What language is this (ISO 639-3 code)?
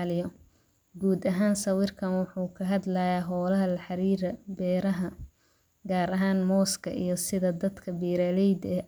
som